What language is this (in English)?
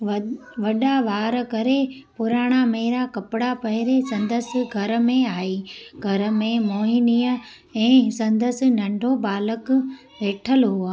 Sindhi